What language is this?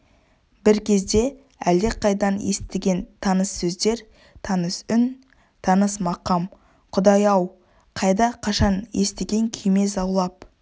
Kazakh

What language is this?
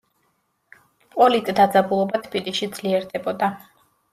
Georgian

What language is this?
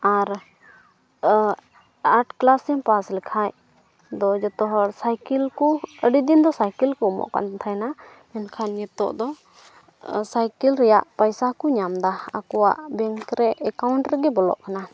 Santali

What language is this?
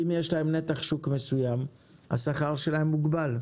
Hebrew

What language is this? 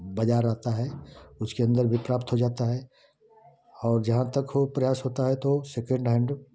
Hindi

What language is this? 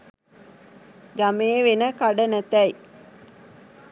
Sinhala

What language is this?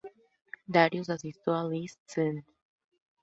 Spanish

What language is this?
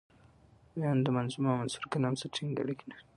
Pashto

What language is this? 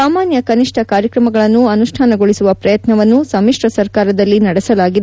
Kannada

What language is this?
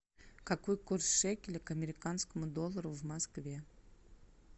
Russian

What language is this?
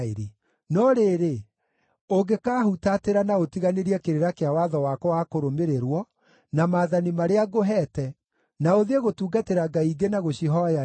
Kikuyu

